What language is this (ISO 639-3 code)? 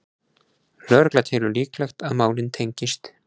isl